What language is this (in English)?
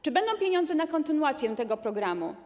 Polish